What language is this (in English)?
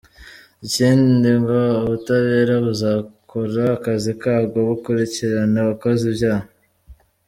Kinyarwanda